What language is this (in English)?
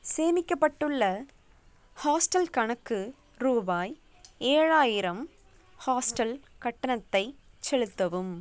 Tamil